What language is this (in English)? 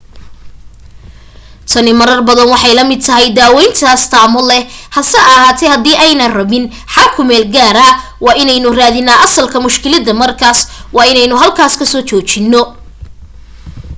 Somali